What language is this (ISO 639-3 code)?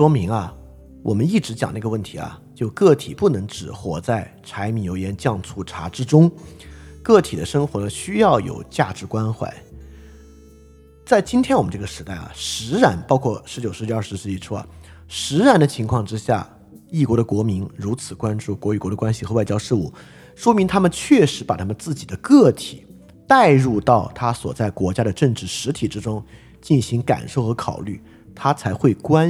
zho